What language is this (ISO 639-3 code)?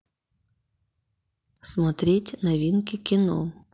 rus